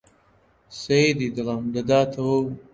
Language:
Central Kurdish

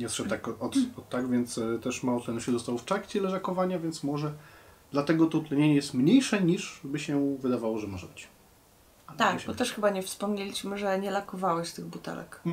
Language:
Polish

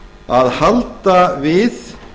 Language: Icelandic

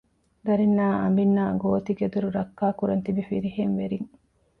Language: Divehi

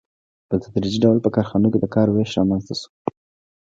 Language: Pashto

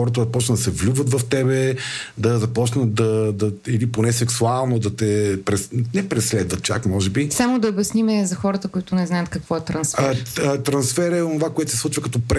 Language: Bulgarian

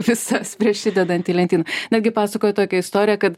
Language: Lithuanian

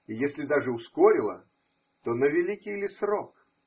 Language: Russian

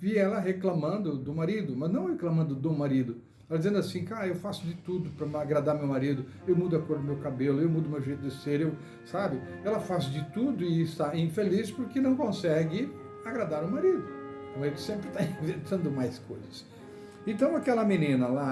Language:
Portuguese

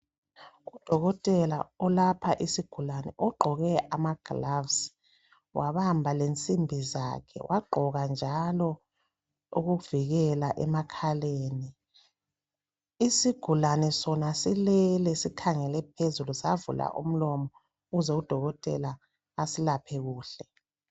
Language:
North Ndebele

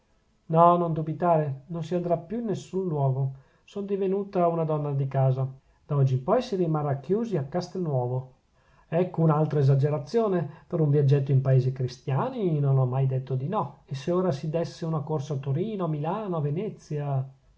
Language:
Italian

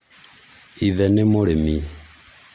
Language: Kikuyu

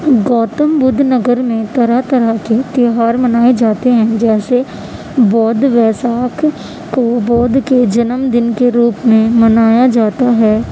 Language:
Urdu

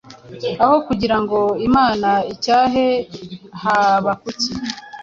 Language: Kinyarwanda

